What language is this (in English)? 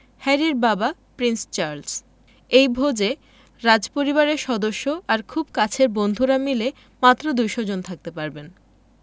Bangla